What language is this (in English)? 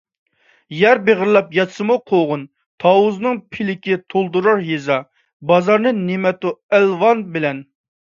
Uyghur